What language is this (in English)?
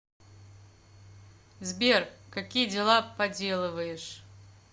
Russian